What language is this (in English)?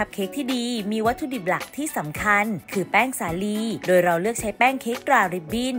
Thai